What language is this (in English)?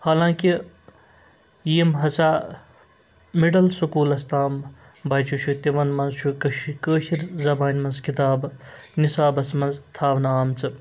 Kashmiri